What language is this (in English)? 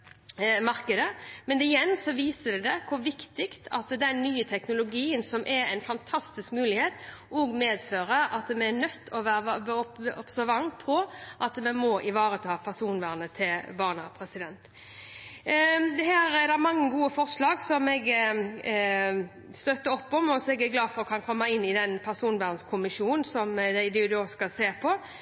Norwegian Bokmål